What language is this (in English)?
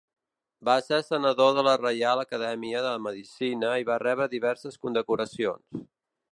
Catalan